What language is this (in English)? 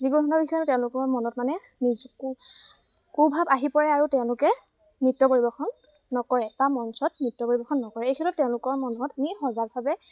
Assamese